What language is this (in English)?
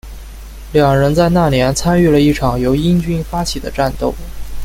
Chinese